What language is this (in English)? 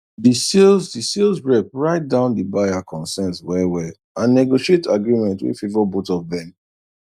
Nigerian Pidgin